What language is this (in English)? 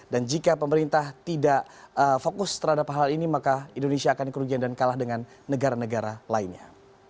Indonesian